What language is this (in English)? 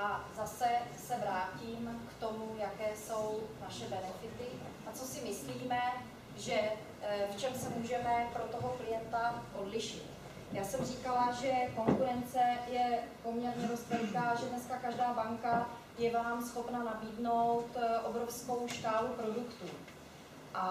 Czech